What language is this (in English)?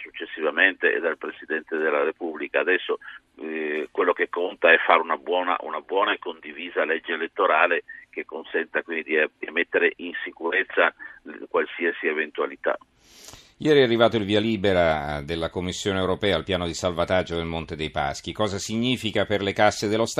Italian